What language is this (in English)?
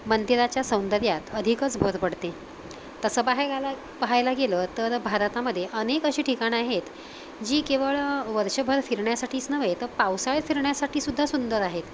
Marathi